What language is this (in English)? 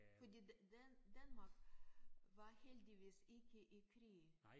Danish